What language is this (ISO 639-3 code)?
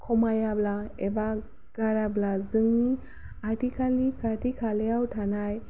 brx